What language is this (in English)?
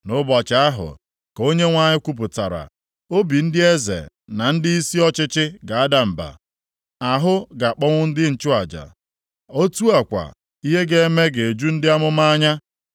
Igbo